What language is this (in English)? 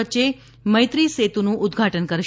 Gujarati